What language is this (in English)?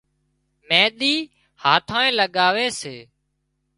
Wadiyara Koli